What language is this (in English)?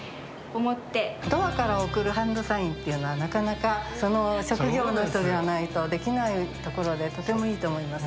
Japanese